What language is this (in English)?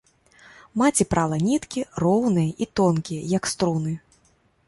Belarusian